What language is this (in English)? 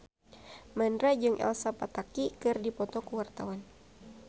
Sundanese